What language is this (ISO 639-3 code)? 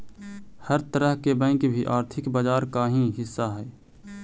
mag